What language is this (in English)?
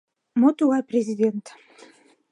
Mari